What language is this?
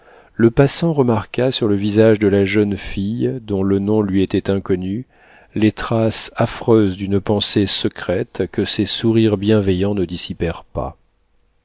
French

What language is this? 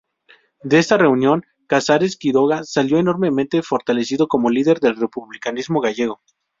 Spanish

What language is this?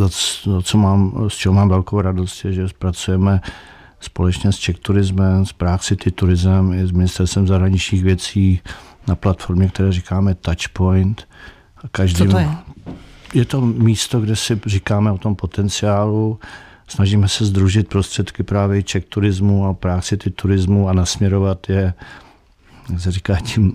Czech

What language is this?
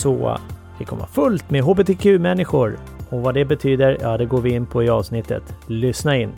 Swedish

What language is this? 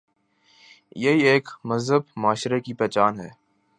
Urdu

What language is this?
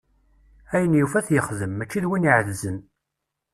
Kabyle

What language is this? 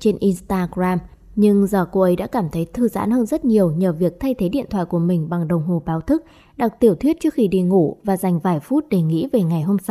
Vietnamese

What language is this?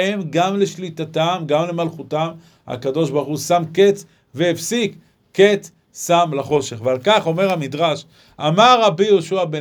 Hebrew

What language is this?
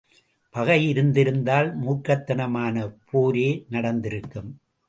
Tamil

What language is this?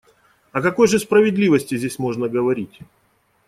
Russian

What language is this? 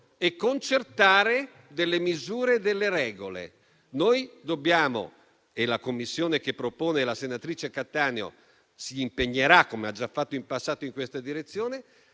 Italian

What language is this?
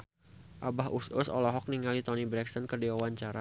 Sundanese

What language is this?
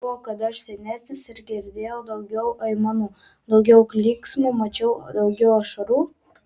Lithuanian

